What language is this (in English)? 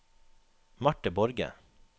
Norwegian